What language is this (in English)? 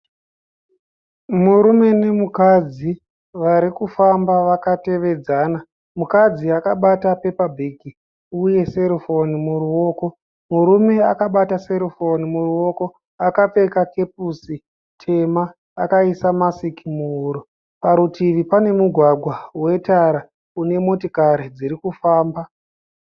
Shona